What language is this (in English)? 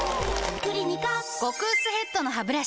Japanese